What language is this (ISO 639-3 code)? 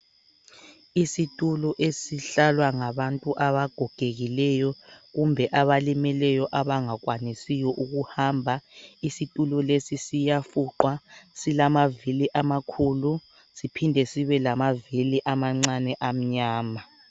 nde